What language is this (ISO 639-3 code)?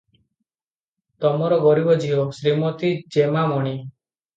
ori